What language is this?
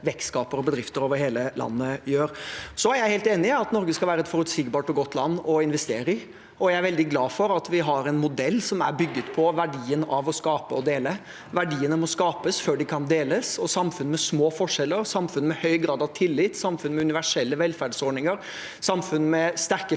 Norwegian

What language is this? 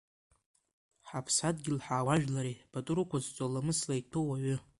Abkhazian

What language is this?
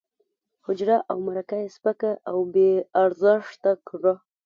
Pashto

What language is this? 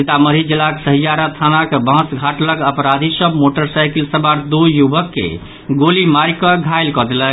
Maithili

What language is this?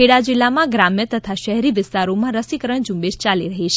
Gujarati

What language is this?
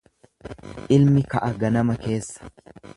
Oromo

